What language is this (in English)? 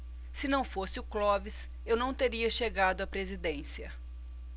Portuguese